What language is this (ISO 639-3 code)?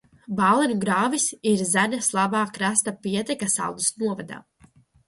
lav